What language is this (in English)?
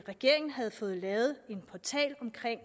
Danish